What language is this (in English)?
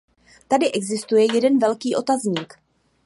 Czech